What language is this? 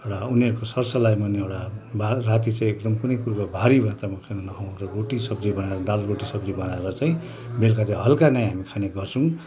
Nepali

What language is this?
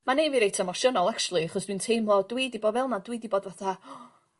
Welsh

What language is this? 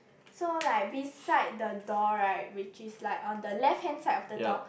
English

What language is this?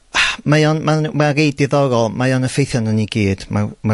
Welsh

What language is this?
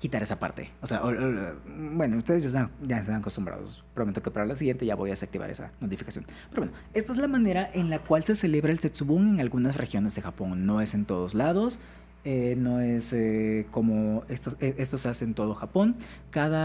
Spanish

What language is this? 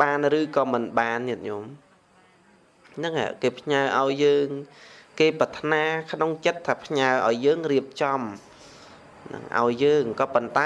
Vietnamese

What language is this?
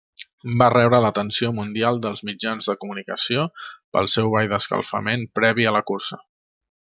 Catalan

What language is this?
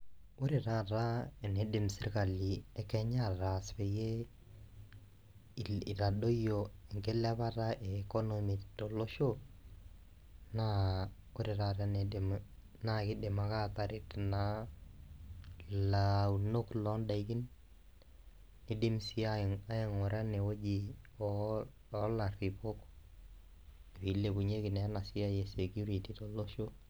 Masai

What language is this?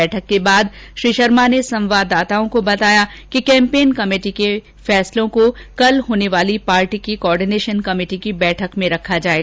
Hindi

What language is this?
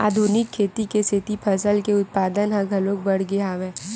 Chhattisgarhi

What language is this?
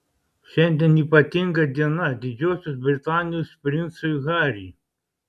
Lithuanian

